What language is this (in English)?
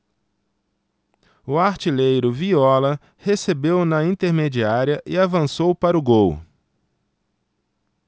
Portuguese